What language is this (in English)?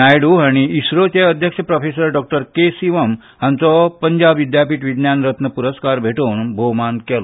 Konkani